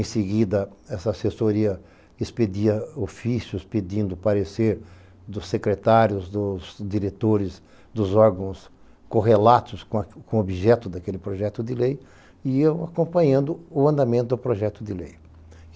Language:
Portuguese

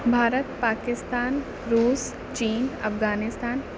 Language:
Urdu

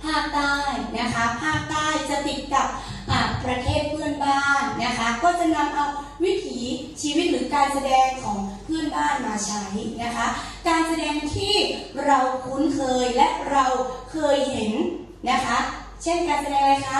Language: Thai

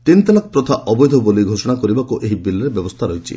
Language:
Odia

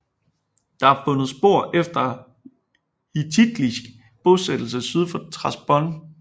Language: Danish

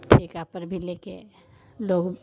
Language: Hindi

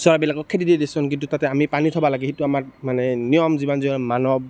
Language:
Assamese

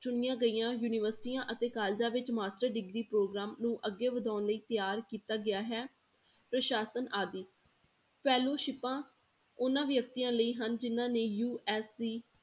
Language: Punjabi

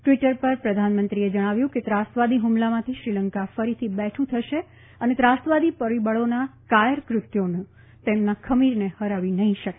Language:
Gujarati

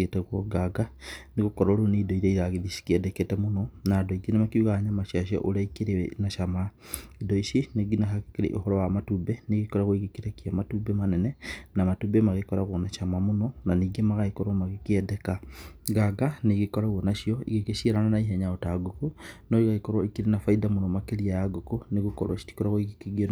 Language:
Kikuyu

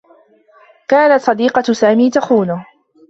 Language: Arabic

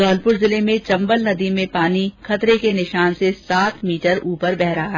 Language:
Hindi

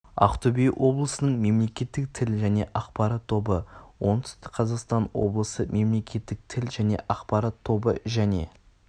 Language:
Kazakh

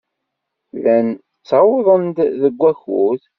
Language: Kabyle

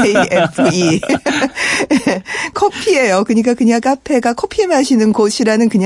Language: Korean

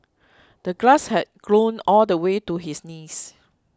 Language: English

